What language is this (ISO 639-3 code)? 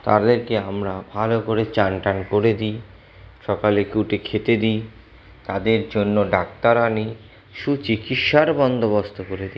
ben